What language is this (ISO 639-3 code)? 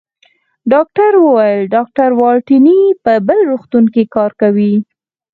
pus